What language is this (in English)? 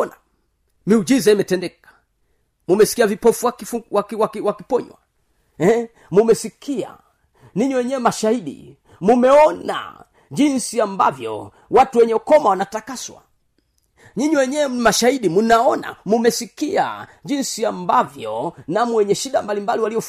Swahili